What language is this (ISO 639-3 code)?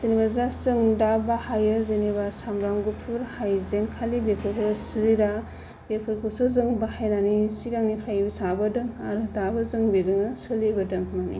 brx